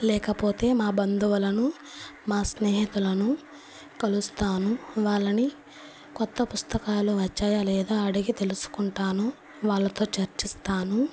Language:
Telugu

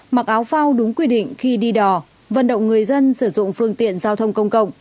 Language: Vietnamese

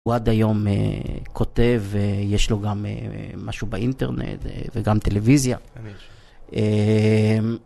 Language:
Hebrew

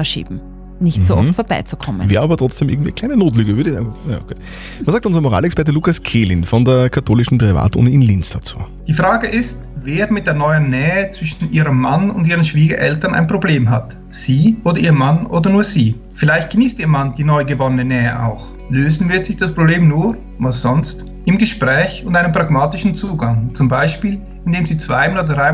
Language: German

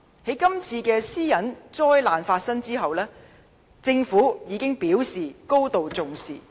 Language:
Cantonese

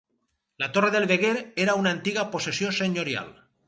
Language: Catalan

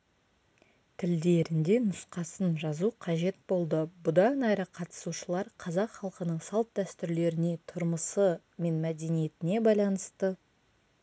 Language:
Kazakh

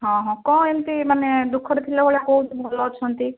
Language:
Odia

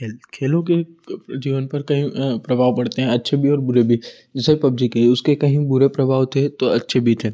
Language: Hindi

